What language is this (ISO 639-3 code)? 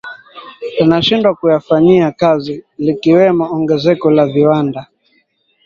swa